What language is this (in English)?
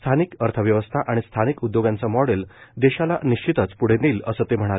Marathi